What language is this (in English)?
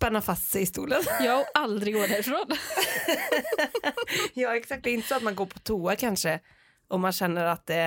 Swedish